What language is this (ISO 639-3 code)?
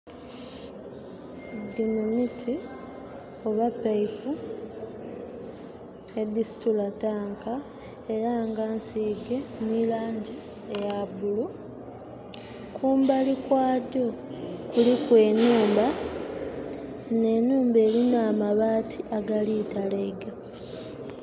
xog